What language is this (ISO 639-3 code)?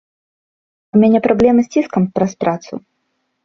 bel